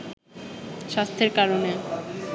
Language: Bangla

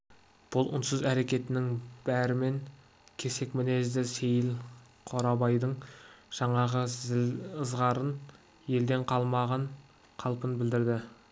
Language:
Kazakh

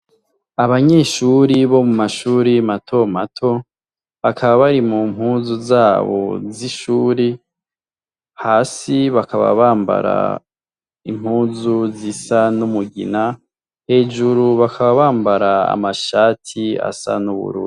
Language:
Rundi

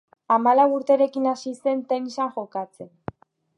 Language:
Basque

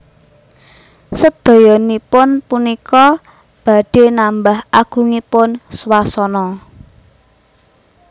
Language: Javanese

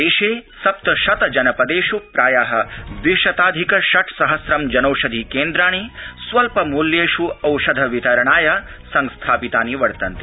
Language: Sanskrit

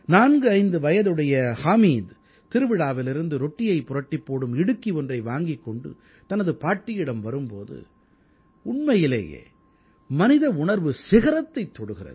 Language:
Tamil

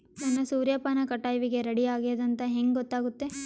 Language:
Kannada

